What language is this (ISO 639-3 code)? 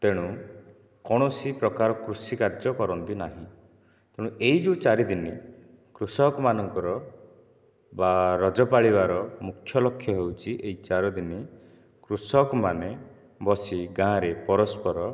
ori